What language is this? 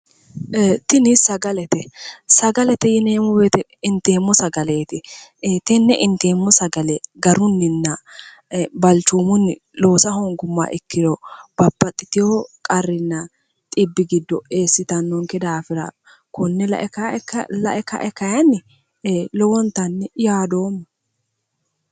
Sidamo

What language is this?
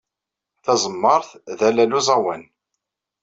Kabyle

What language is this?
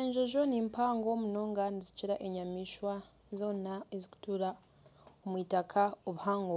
Nyankole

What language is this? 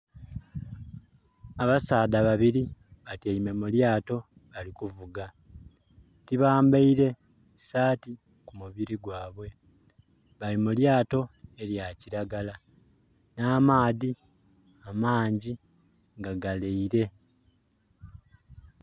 Soga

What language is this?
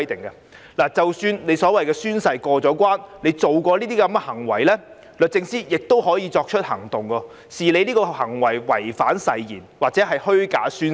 Cantonese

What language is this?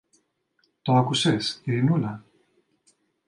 Greek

